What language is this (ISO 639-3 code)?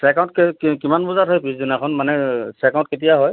asm